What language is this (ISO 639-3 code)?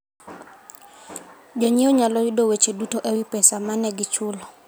luo